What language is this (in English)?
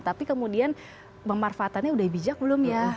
Indonesian